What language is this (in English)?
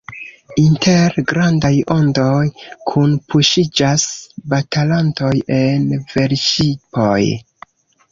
Esperanto